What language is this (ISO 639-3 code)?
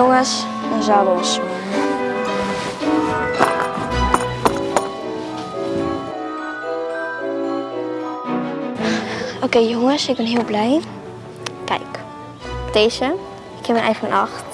nld